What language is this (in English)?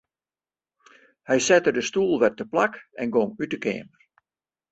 Western Frisian